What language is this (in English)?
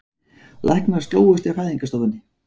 Icelandic